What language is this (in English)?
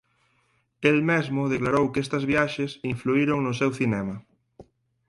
Galician